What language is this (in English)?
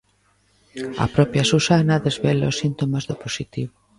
Galician